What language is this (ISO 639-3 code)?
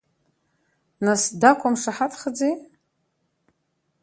abk